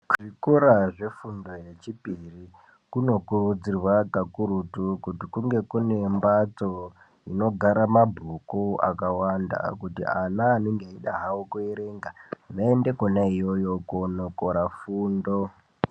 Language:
Ndau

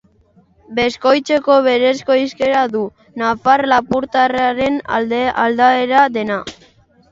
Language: Basque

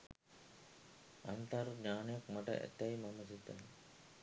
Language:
Sinhala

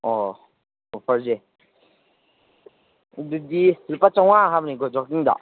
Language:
Manipuri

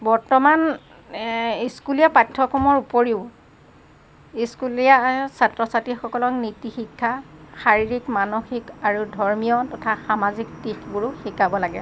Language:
Assamese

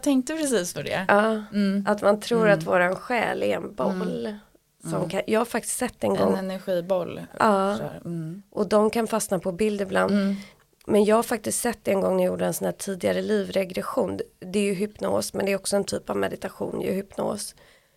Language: Swedish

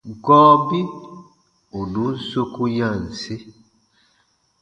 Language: Baatonum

